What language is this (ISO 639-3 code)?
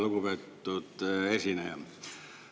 est